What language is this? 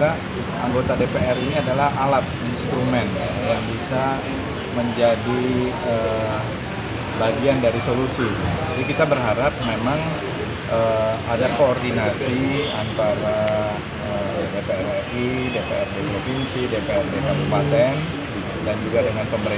Indonesian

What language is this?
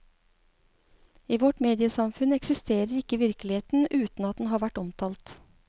Norwegian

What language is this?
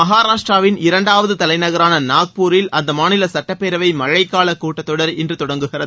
Tamil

